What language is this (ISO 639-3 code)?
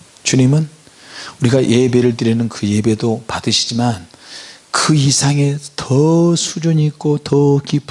kor